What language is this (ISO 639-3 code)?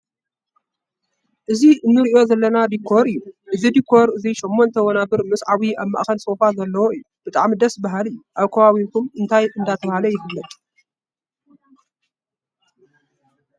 tir